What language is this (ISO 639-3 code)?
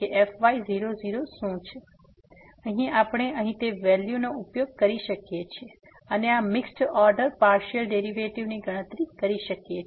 guj